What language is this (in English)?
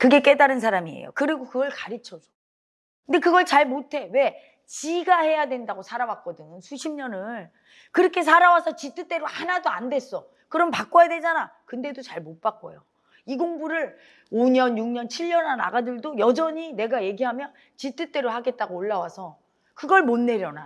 Korean